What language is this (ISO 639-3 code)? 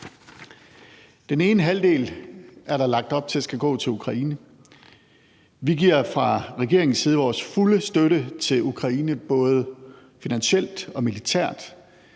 dan